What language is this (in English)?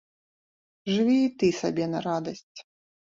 Belarusian